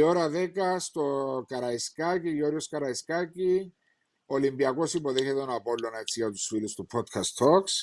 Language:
Greek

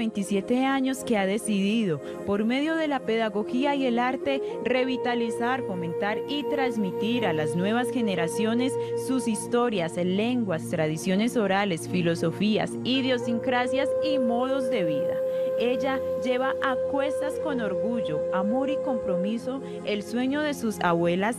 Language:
Spanish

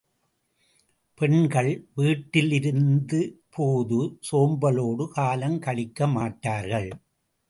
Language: Tamil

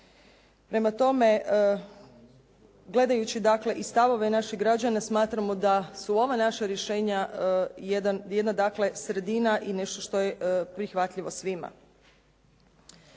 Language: Croatian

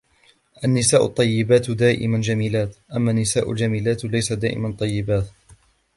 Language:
Arabic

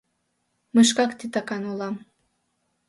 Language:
Mari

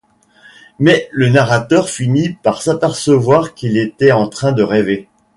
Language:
French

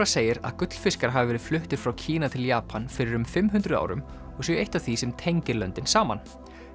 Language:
Icelandic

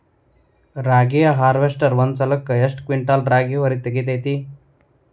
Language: Kannada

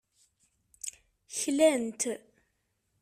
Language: Kabyle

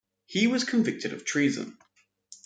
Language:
English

